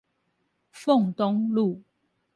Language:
Chinese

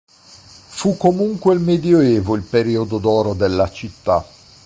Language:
Italian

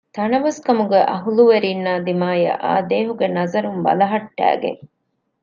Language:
Divehi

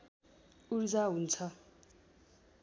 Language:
Nepali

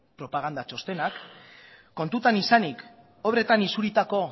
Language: Basque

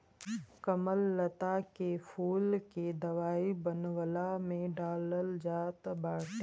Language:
Bhojpuri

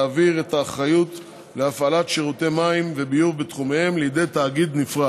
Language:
Hebrew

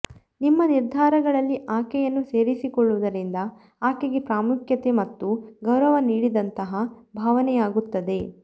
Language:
Kannada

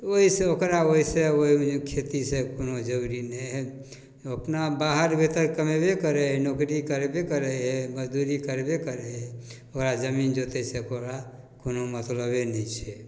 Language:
Maithili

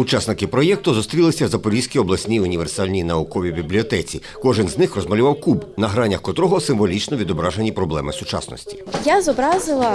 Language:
Ukrainian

